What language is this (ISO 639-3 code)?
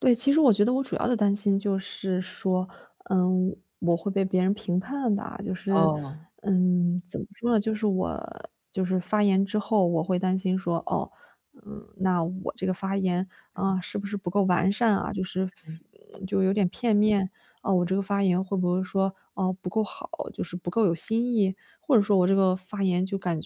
zho